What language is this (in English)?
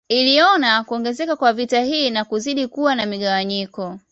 Swahili